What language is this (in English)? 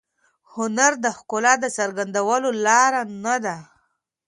Pashto